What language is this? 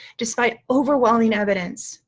English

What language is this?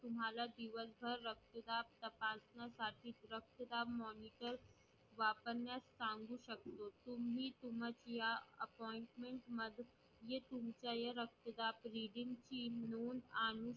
Marathi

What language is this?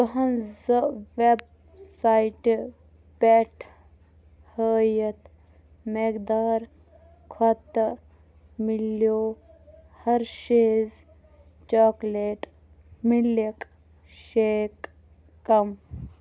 Kashmiri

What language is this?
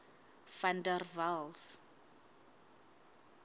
Southern Sotho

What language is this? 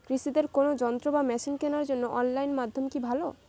Bangla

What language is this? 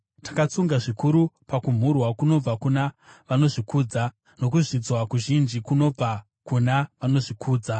Shona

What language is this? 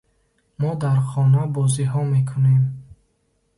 Tajik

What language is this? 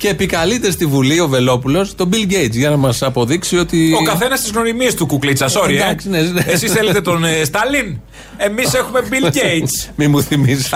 Greek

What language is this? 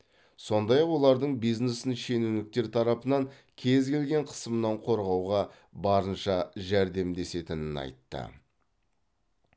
Kazakh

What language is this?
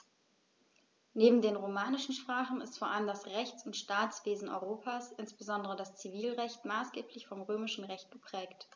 German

